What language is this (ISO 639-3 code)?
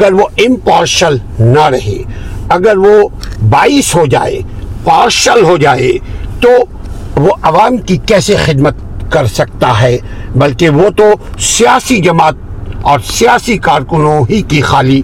urd